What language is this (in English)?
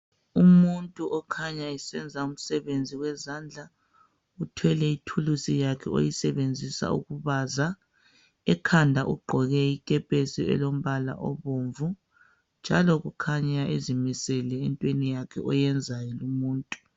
North Ndebele